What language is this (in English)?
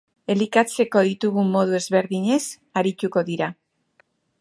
Basque